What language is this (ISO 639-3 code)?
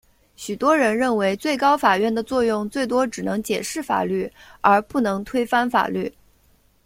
zho